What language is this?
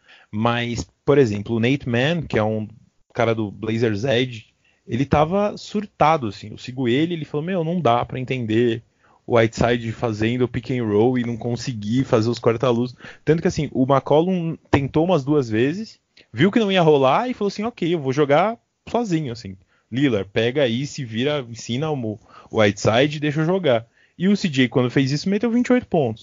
Portuguese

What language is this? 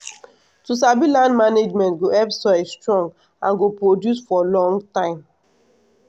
Nigerian Pidgin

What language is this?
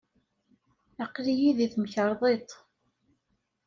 Kabyle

